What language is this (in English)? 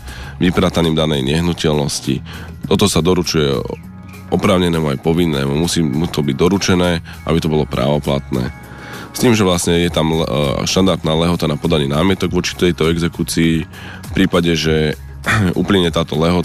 Slovak